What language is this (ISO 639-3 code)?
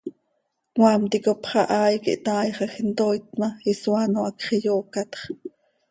sei